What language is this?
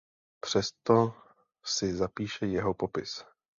Czech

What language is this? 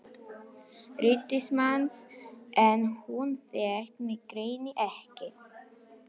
Icelandic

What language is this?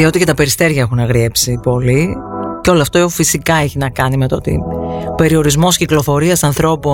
Greek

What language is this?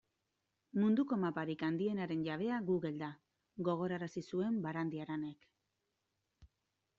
Basque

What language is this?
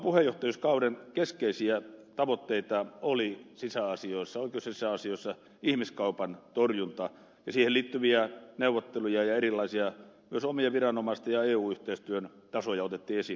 Finnish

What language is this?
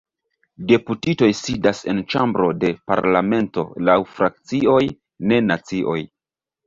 Esperanto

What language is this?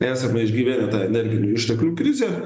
Lithuanian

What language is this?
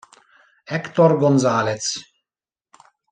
Italian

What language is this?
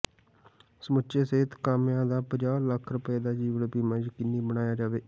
Punjabi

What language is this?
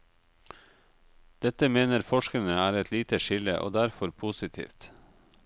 Norwegian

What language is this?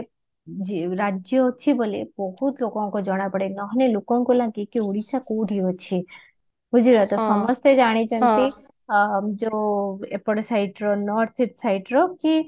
Odia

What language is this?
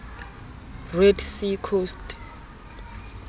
Southern Sotho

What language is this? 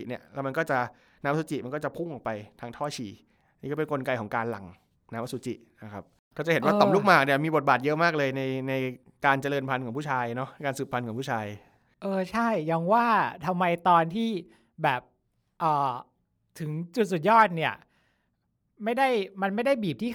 Thai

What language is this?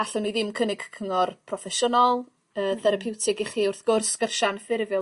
Welsh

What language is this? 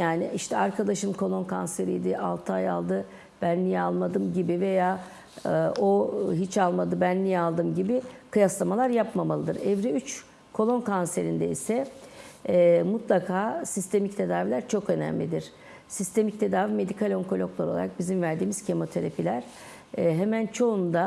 Turkish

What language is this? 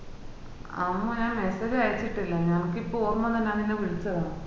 Malayalam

